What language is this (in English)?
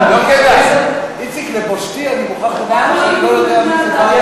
Hebrew